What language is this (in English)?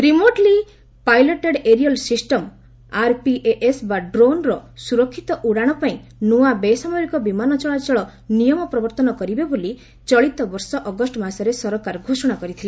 Odia